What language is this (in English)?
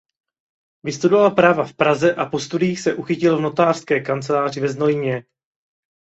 Czech